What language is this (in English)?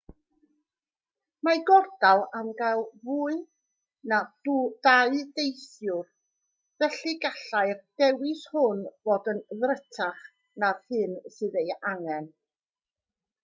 Welsh